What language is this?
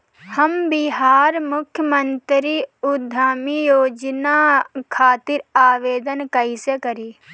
Bhojpuri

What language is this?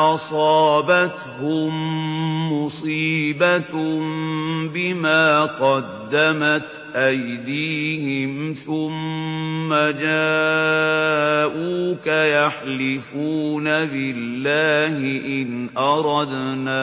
Arabic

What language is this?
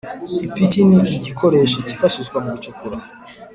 Kinyarwanda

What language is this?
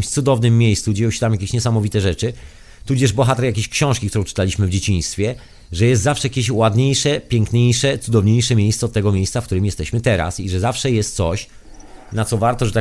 Polish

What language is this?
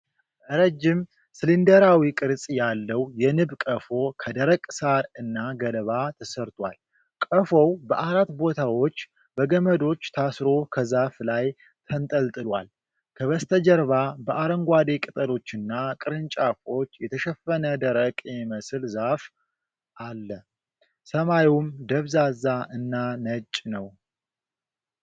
Amharic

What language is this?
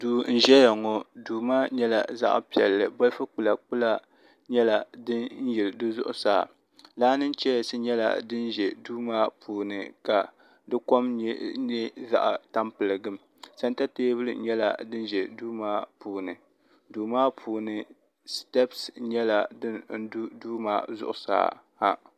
Dagbani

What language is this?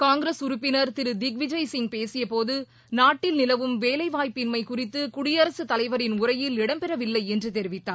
Tamil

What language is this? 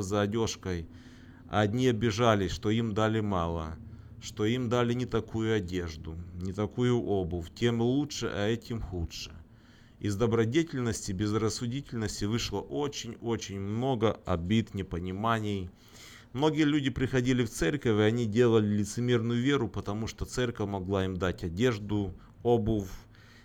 Russian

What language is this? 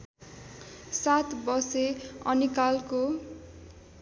Nepali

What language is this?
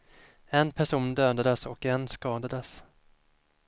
Swedish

